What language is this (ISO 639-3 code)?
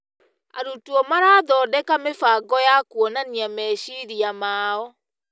kik